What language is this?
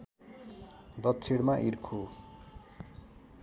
Nepali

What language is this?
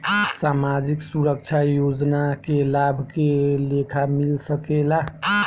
Bhojpuri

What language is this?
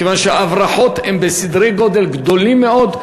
Hebrew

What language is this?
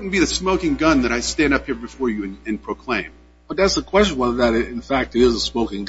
English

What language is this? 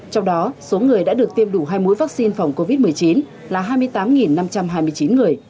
Vietnamese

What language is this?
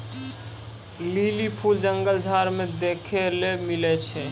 Maithili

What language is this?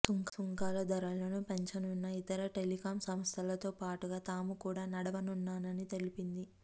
Telugu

